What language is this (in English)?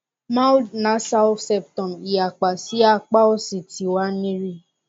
Yoruba